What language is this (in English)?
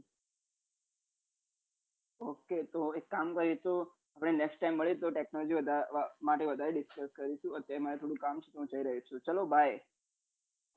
Gujarati